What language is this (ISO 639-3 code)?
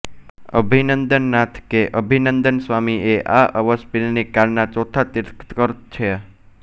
guj